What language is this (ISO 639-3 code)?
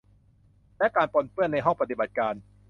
tha